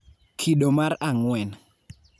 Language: Luo (Kenya and Tanzania)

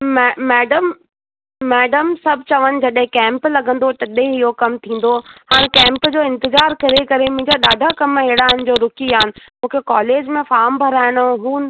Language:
Sindhi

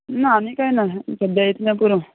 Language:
Konkani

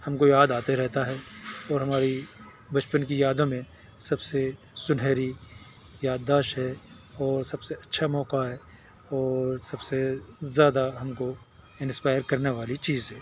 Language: Urdu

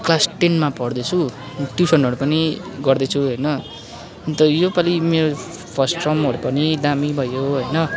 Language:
Nepali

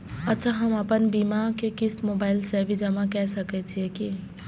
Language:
Maithili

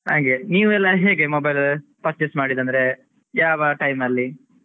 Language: Kannada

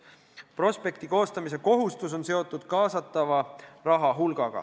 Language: Estonian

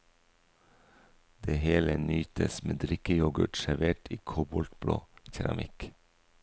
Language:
Norwegian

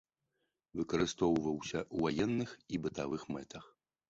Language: Belarusian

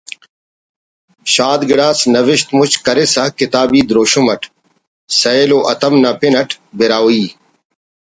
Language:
Brahui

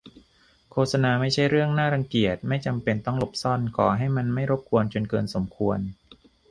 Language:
Thai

